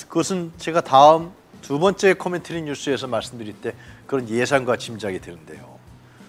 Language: Korean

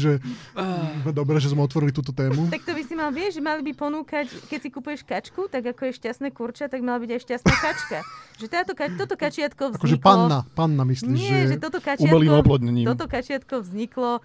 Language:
Slovak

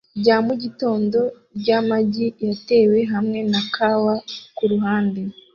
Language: Kinyarwanda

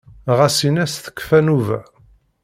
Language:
Kabyle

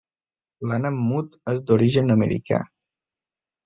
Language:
Catalan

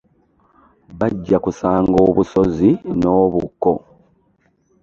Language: Ganda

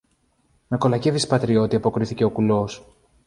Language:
Greek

